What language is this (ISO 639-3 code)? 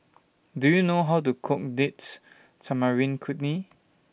eng